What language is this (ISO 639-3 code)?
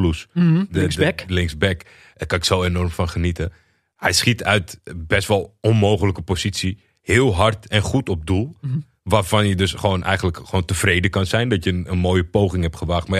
nld